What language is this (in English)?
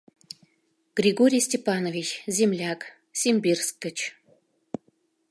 Mari